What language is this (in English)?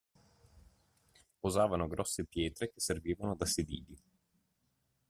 Italian